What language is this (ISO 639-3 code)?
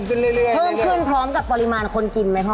tha